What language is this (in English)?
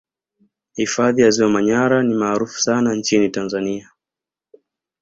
Swahili